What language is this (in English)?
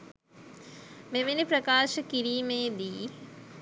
Sinhala